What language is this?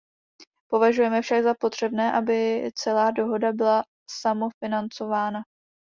Czech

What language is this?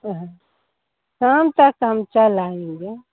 Hindi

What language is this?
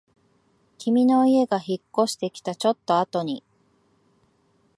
Japanese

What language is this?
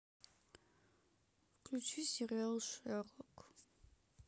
Russian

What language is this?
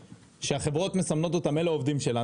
Hebrew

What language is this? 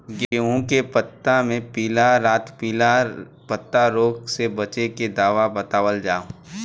Bhojpuri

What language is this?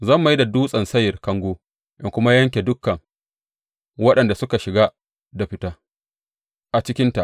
Hausa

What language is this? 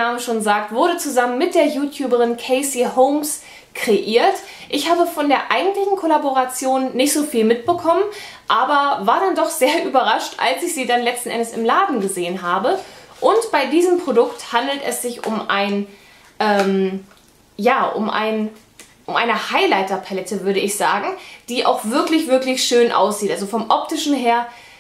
German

